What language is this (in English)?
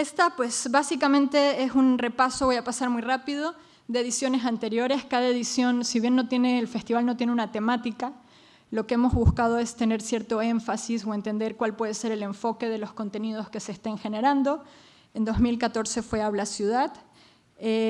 Spanish